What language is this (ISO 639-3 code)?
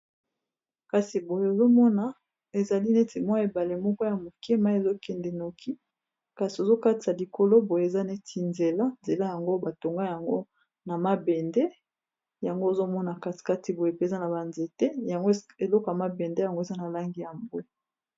lin